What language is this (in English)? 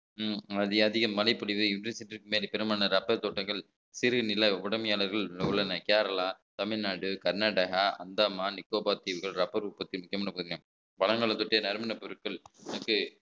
Tamil